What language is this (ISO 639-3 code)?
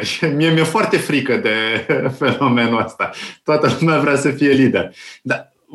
ron